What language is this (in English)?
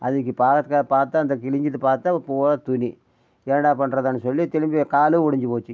Tamil